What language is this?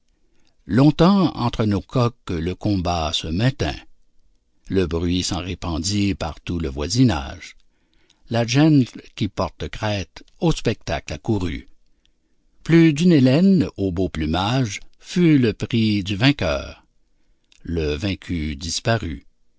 French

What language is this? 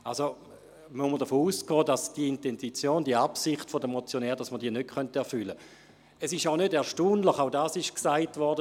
Swiss German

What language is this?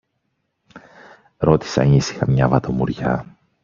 Greek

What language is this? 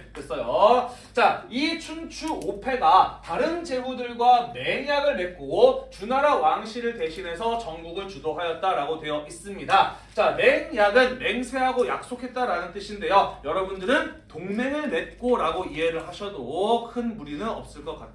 Korean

